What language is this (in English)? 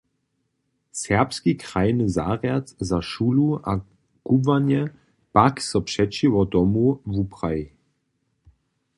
Upper Sorbian